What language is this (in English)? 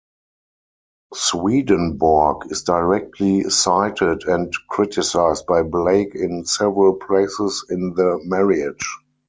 English